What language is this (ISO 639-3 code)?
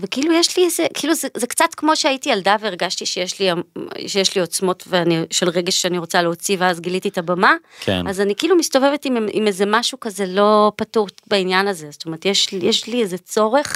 heb